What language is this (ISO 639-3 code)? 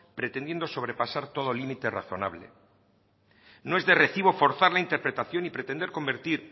spa